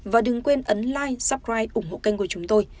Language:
Vietnamese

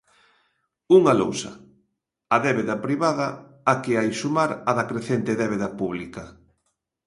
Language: Galician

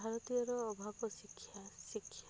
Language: Odia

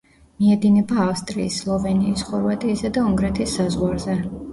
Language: Georgian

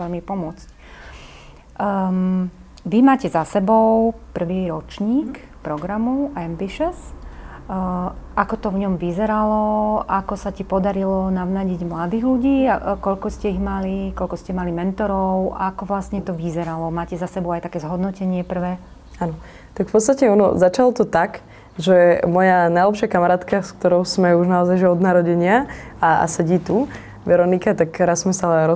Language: Slovak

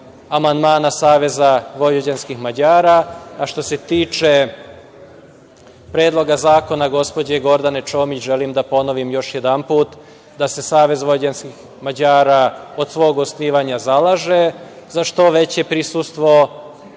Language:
Serbian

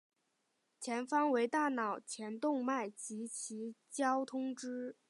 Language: Chinese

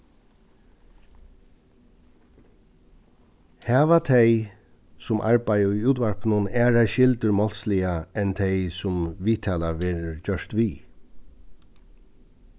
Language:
Faroese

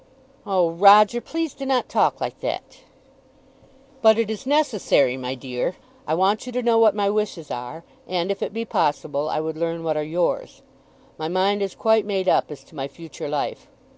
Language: English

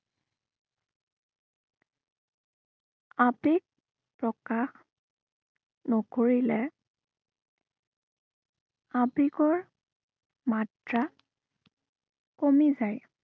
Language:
Assamese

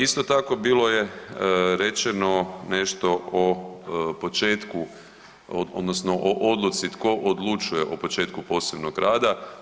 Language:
Croatian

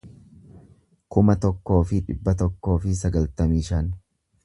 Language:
Oromo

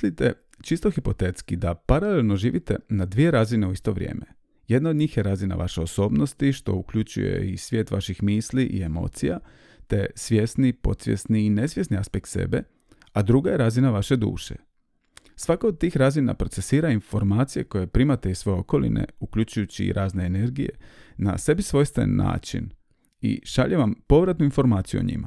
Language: Croatian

